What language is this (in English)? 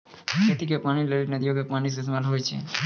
Maithili